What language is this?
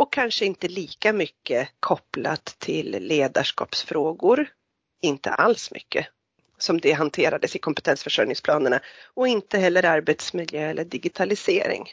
Swedish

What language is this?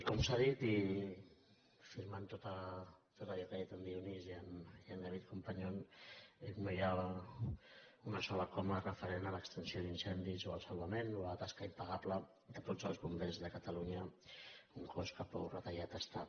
Catalan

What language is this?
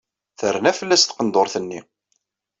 Kabyle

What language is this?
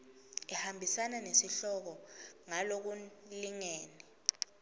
Swati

